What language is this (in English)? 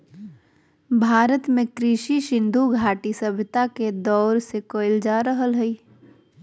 Magahi